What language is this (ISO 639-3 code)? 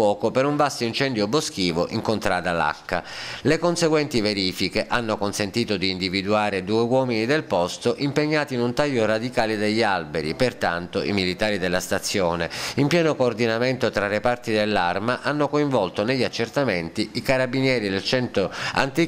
ita